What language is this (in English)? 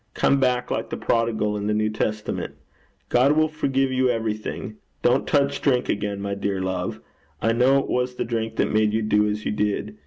English